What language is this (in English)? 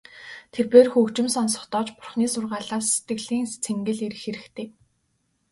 Mongolian